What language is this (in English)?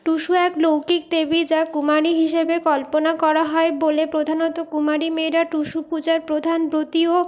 Bangla